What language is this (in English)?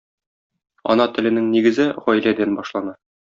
Tatar